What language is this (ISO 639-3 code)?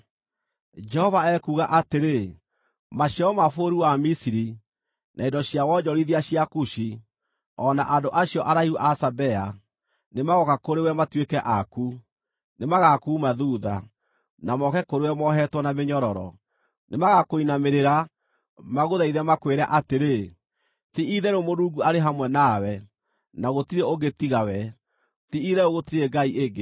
kik